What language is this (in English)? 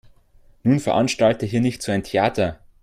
German